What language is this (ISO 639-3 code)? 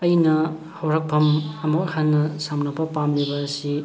mni